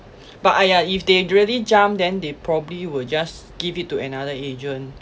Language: English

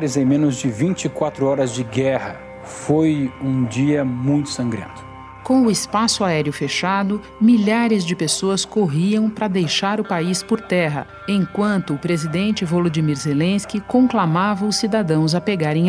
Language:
Portuguese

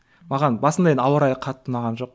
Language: Kazakh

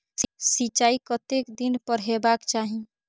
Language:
Maithili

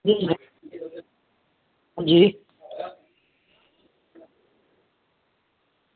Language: Dogri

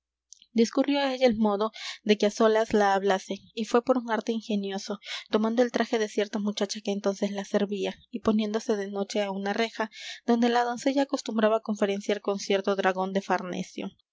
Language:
Spanish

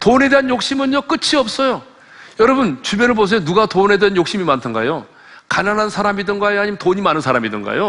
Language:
Korean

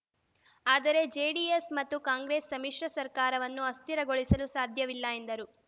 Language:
Kannada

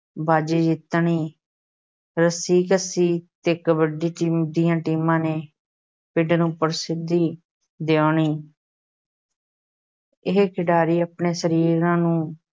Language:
Punjabi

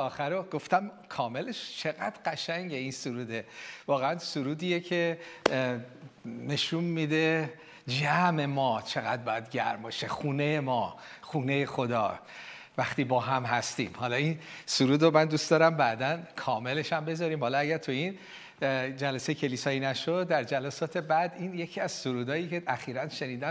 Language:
Persian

